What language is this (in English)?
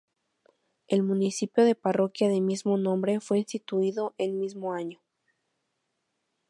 Spanish